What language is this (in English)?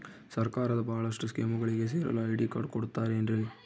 Kannada